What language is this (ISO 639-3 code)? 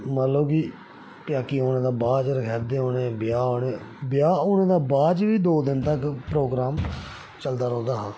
doi